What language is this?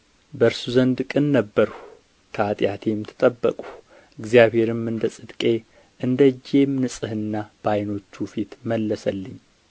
Amharic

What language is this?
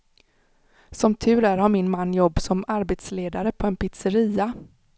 Swedish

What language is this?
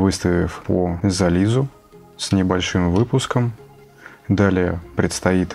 Russian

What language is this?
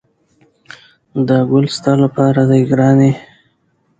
Pashto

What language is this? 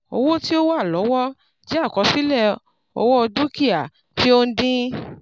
Yoruba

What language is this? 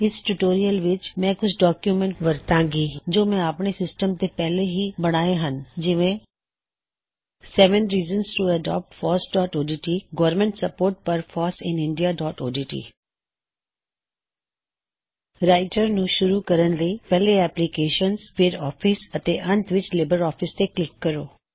Punjabi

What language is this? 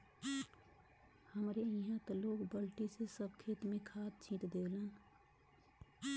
Bhojpuri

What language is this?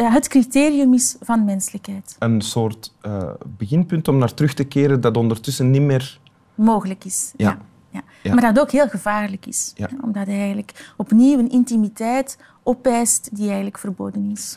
Dutch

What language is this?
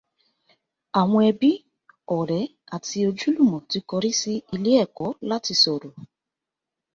Yoruba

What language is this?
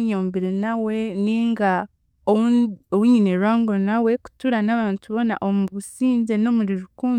Chiga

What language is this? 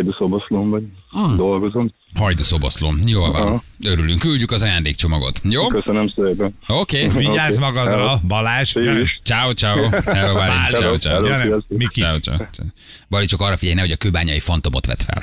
Hungarian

